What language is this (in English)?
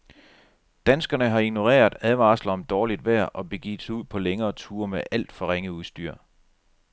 Danish